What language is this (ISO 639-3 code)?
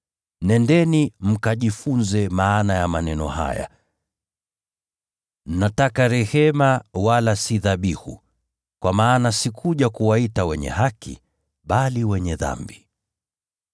swa